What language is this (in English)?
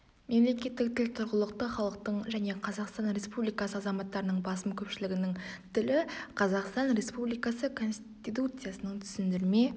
Kazakh